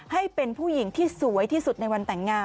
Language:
Thai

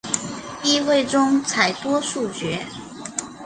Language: Chinese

